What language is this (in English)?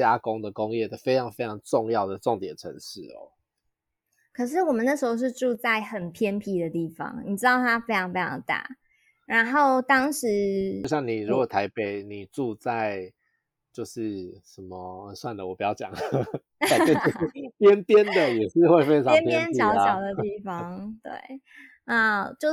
Chinese